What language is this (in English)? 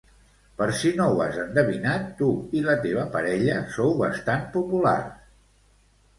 Catalan